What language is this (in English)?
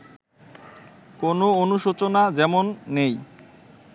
Bangla